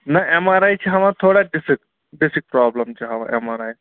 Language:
Kashmiri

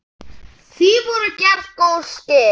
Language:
Icelandic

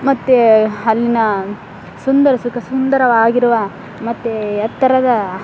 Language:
Kannada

